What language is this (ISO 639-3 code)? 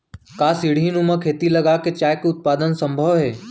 hne